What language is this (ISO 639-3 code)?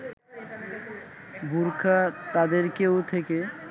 ben